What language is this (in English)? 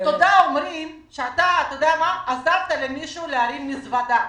Hebrew